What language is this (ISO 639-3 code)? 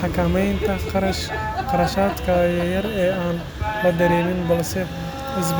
som